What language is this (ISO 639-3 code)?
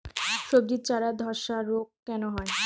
ben